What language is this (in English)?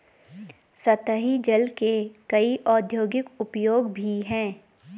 Hindi